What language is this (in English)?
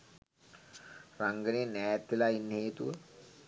Sinhala